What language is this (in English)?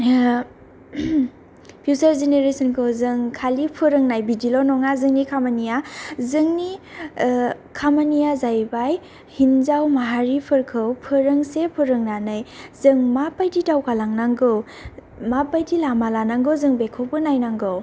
Bodo